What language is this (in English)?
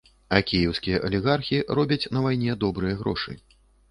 Belarusian